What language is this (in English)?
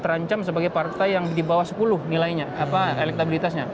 Indonesian